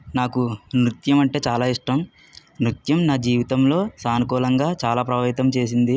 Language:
Telugu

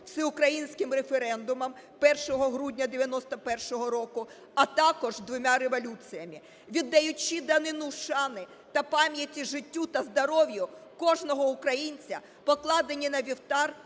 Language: Ukrainian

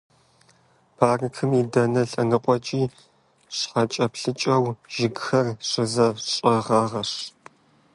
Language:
Kabardian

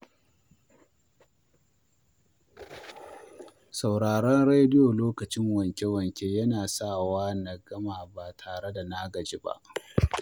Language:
Hausa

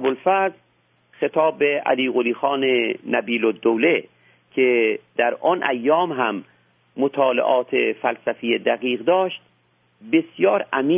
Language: Persian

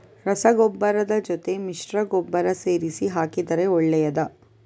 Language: Kannada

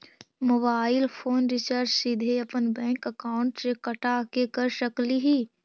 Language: Magahi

